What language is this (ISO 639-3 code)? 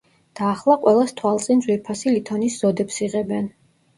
kat